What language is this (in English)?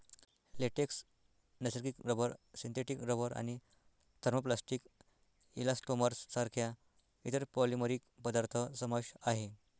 Marathi